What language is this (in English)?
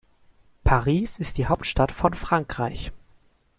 German